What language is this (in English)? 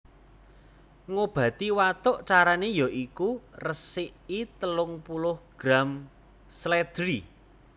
Javanese